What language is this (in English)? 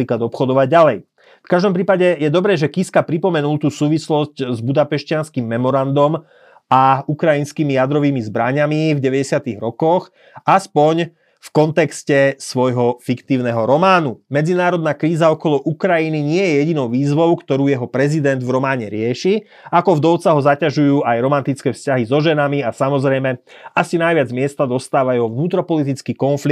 Slovak